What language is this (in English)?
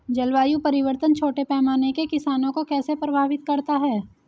Hindi